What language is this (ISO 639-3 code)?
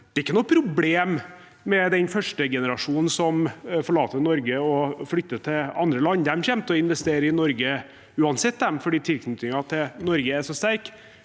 nor